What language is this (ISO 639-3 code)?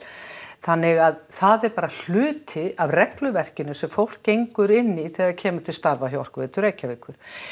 isl